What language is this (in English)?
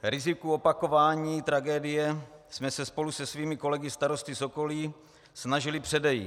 Czech